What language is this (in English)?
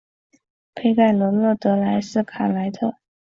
Chinese